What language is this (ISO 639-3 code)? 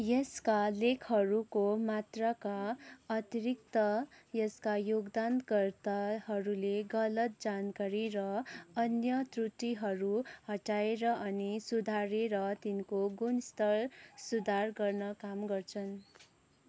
nep